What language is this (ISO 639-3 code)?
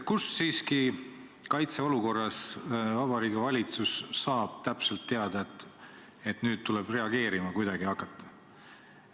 est